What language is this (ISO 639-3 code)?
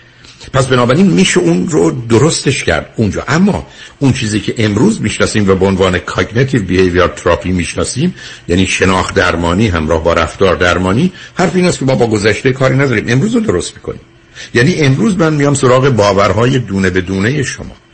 fas